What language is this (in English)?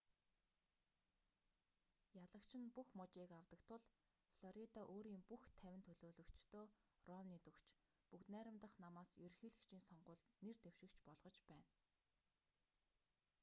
Mongolian